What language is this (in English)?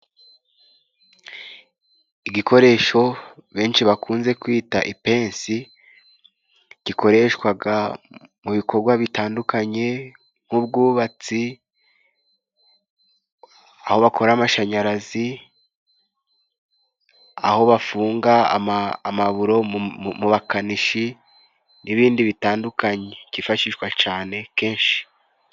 Kinyarwanda